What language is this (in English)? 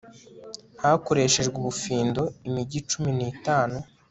Kinyarwanda